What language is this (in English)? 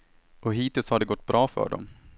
Swedish